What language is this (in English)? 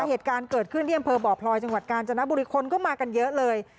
Thai